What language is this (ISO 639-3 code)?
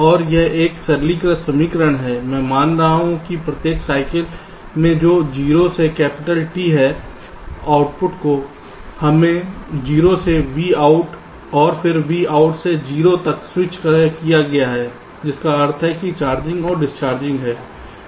hin